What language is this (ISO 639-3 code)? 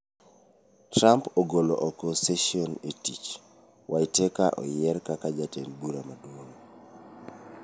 luo